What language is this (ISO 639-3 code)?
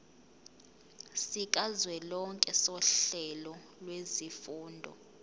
zul